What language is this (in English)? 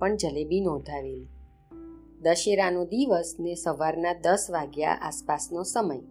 Gujarati